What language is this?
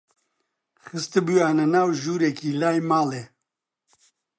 Central Kurdish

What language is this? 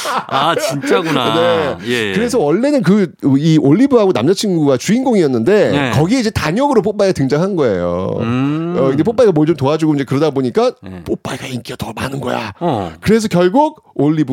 Korean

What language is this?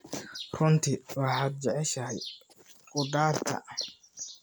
Somali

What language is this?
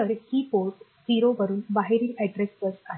Marathi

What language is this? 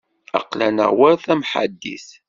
Kabyle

